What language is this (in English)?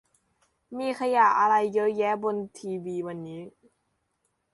Thai